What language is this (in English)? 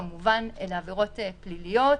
Hebrew